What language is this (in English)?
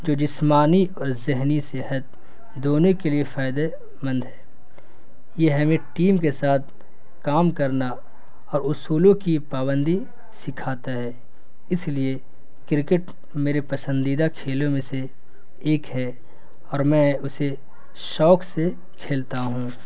Urdu